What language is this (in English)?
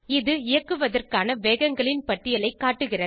Tamil